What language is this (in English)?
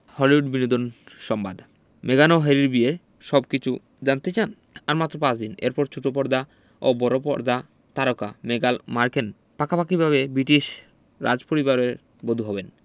Bangla